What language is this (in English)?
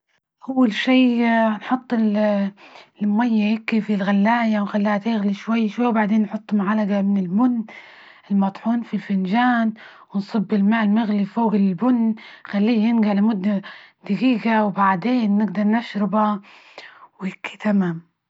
Libyan Arabic